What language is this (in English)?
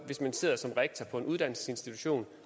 Danish